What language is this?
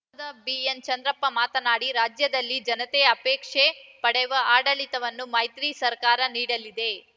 Kannada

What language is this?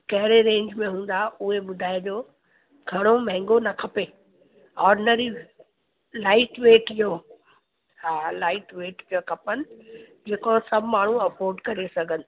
Sindhi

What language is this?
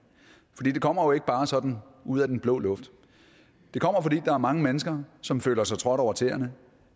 Danish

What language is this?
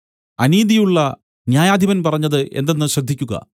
Malayalam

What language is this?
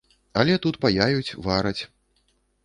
Belarusian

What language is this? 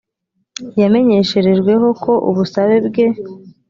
Kinyarwanda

